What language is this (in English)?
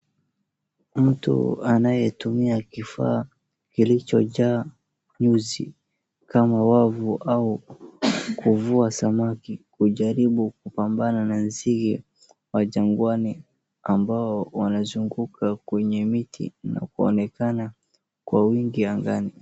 Swahili